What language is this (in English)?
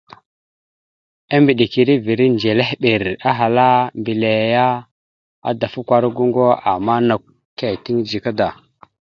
Mada (Cameroon)